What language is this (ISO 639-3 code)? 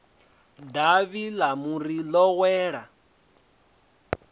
ven